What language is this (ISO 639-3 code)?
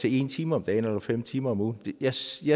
dan